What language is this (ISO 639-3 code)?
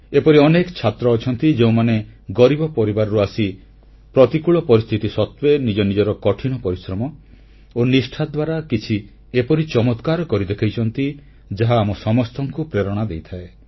ori